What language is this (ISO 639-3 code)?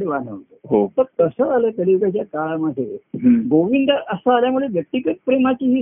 mar